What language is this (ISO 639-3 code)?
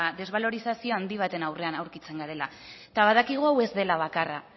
eus